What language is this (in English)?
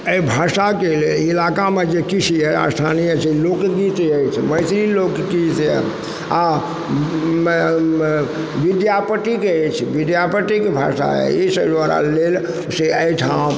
Maithili